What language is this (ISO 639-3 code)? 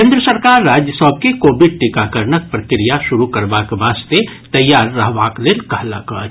mai